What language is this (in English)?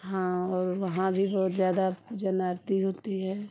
Hindi